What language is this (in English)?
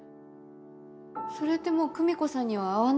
Japanese